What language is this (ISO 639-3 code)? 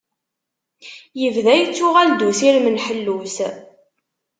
kab